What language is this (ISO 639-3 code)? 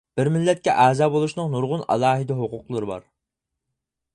uig